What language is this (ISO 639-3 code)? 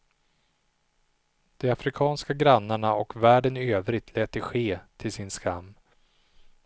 swe